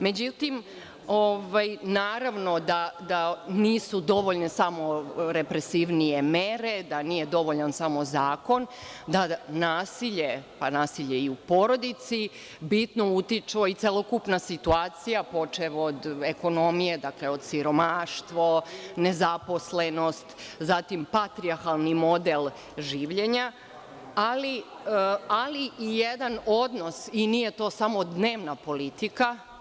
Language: Serbian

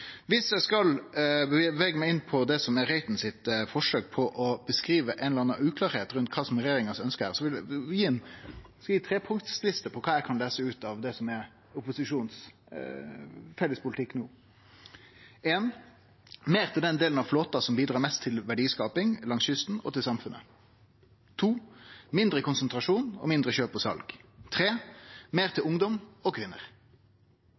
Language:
Norwegian Nynorsk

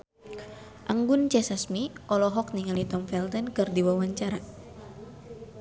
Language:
Sundanese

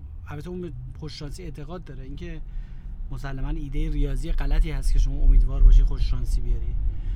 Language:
Persian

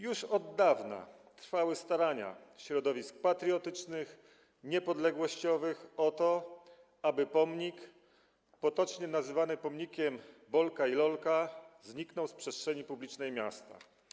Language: Polish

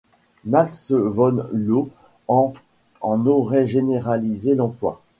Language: French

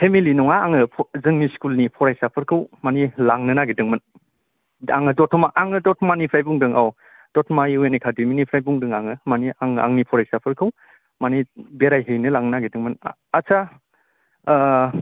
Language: Bodo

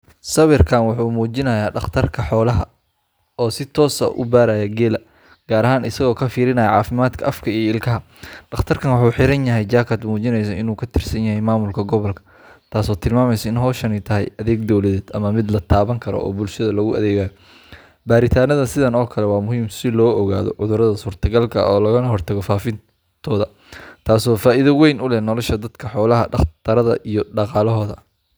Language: Somali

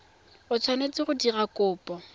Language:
Tswana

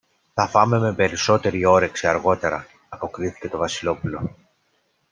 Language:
Greek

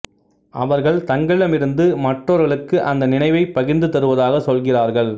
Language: Tamil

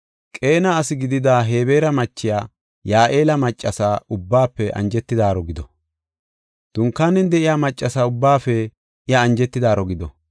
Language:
Gofa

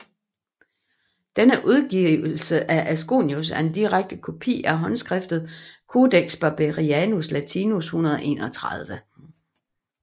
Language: Danish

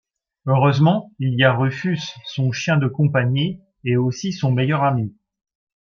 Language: French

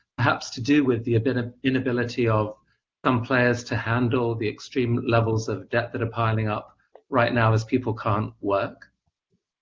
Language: English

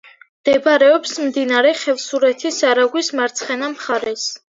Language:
Georgian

